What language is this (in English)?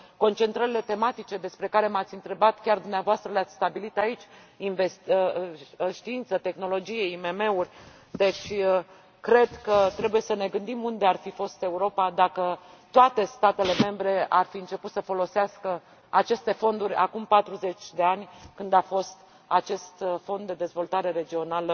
Romanian